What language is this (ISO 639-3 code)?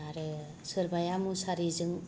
brx